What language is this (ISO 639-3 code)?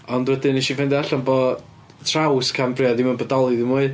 cym